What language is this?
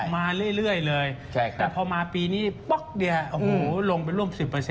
Thai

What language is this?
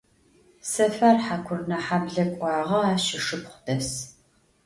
Adyghe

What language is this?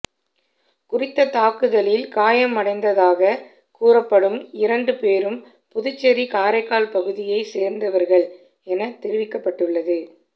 Tamil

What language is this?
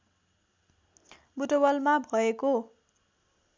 Nepali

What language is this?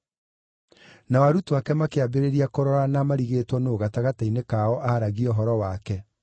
Kikuyu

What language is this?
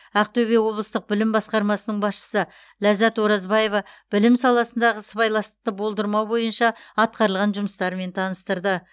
Kazakh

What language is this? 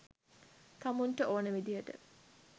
Sinhala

